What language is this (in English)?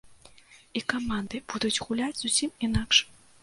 Belarusian